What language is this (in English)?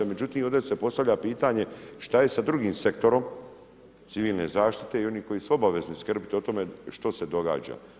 Croatian